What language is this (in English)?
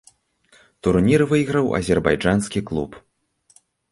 Belarusian